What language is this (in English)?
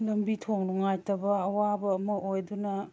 Manipuri